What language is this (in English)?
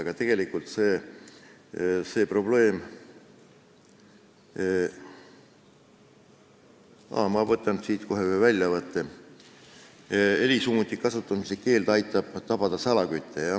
Estonian